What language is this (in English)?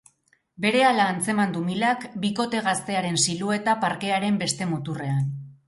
Basque